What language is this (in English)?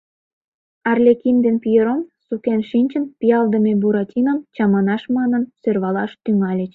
Mari